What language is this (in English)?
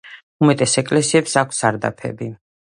Georgian